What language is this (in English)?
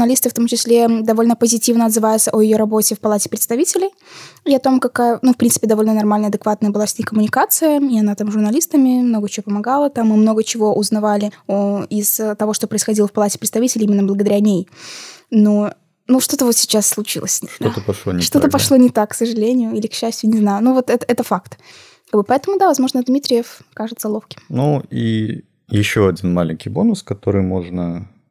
Russian